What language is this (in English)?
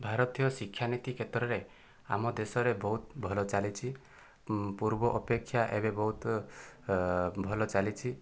Odia